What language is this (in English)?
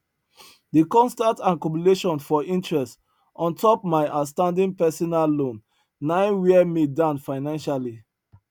Nigerian Pidgin